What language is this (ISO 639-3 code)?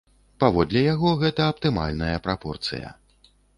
bel